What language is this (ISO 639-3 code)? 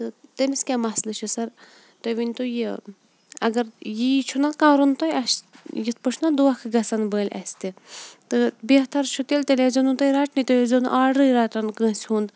kas